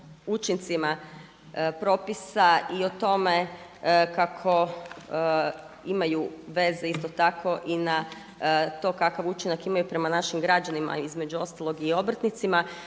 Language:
Croatian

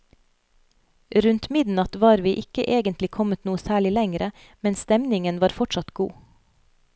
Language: Norwegian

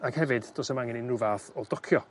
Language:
Welsh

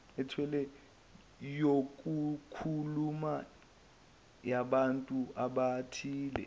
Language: Zulu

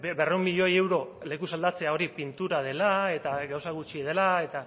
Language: Basque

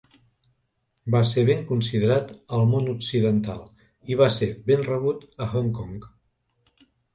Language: Catalan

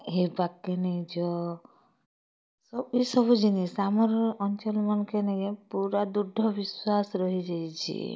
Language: Odia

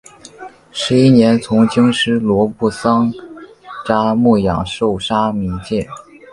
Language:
Chinese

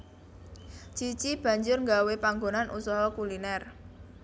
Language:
Javanese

